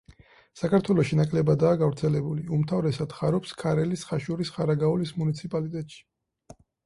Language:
Georgian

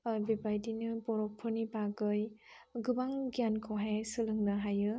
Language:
Bodo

